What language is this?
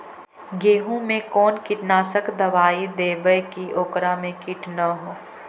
Magahi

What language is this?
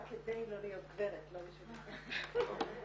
Hebrew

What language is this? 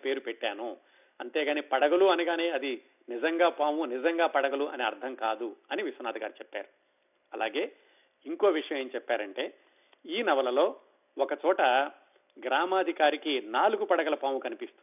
Telugu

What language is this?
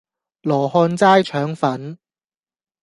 Cantonese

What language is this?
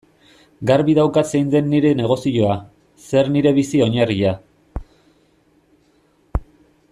Basque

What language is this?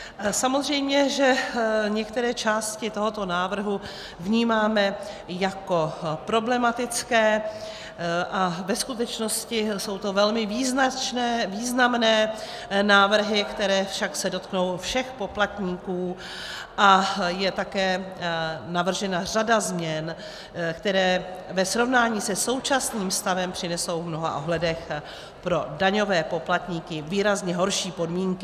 Czech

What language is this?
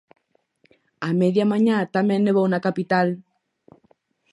Galician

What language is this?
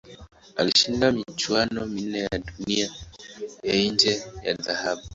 Swahili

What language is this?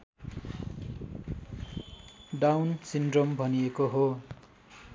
Nepali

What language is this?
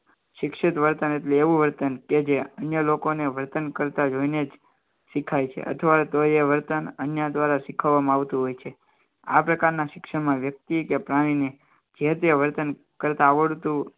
Gujarati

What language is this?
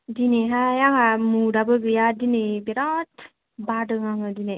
Bodo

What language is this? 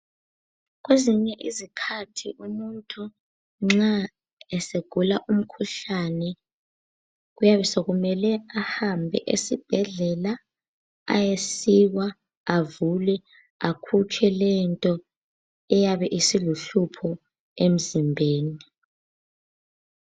North Ndebele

